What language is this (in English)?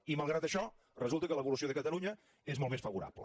Catalan